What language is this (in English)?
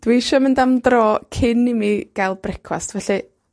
Welsh